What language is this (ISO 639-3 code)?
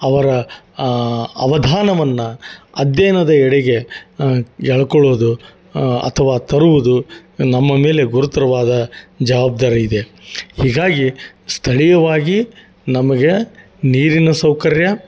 kan